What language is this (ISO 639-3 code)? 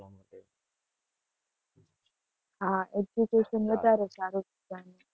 guj